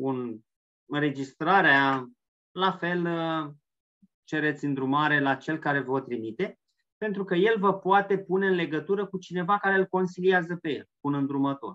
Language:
Romanian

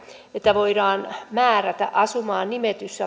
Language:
Finnish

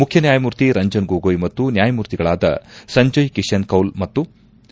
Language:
Kannada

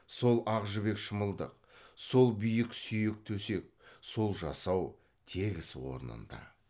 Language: Kazakh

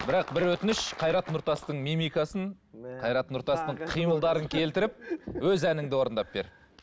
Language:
Kazakh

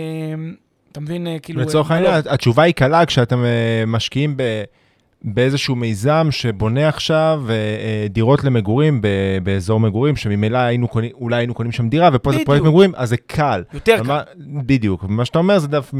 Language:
Hebrew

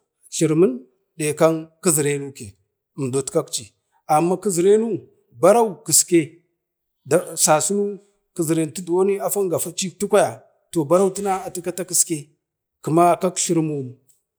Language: Bade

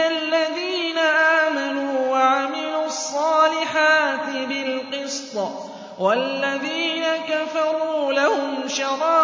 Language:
Arabic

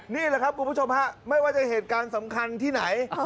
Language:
Thai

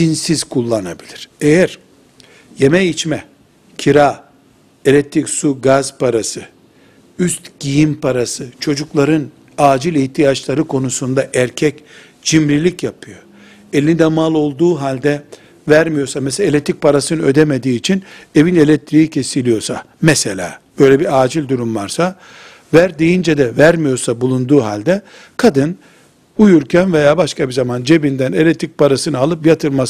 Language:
Turkish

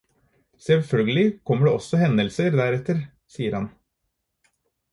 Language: Norwegian Bokmål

